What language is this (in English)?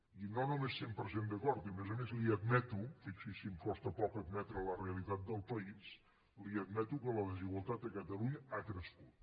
Catalan